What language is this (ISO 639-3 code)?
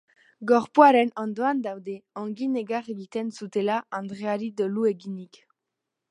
eus